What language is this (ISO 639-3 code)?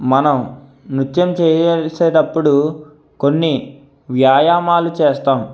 tel